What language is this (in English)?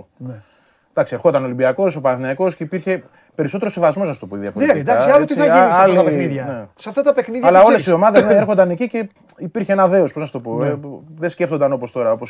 Greek